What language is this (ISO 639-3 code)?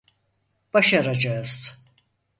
tur